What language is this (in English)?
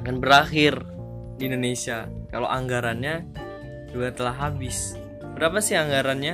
Indonesian